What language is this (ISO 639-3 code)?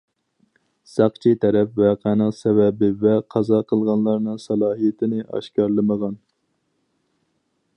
uig